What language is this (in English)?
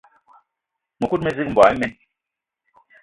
Eton (Cameroon)